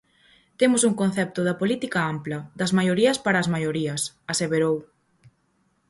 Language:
Galician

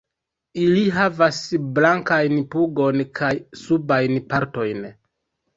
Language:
Esperanto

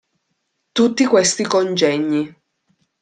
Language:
Italian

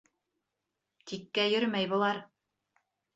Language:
Bashkir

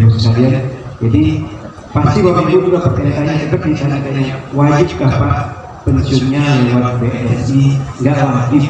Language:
Indonesian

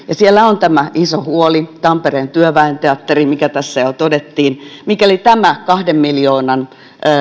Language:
Finnish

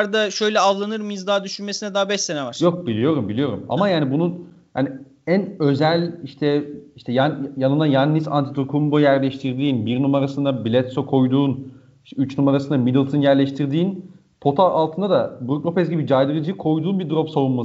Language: Turkish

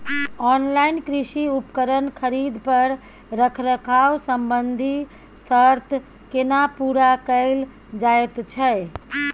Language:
Maithili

